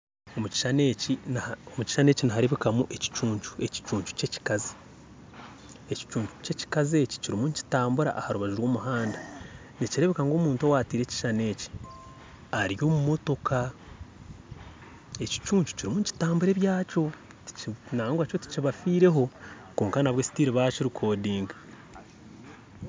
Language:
Nyankole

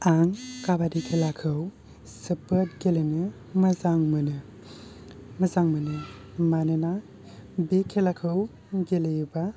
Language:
Bodo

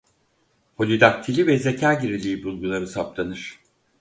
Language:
Turkish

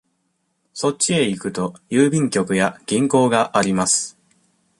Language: Japanese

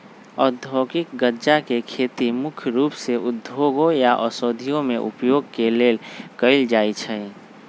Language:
Magahi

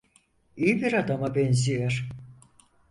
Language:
Turkish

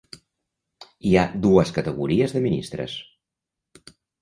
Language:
Catalan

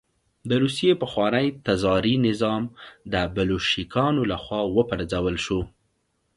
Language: Pashto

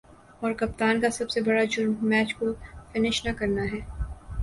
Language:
Urdu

